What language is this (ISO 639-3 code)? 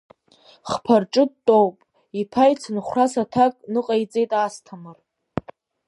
abk